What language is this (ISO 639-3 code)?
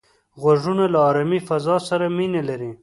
pus